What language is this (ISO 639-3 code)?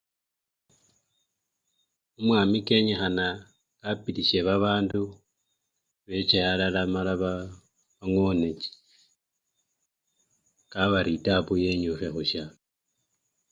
luy